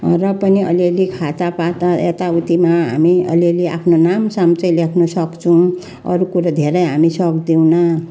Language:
Nepali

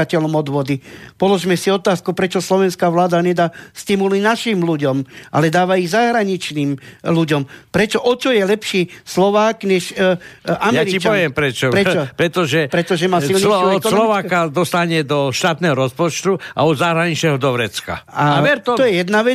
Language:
Slovak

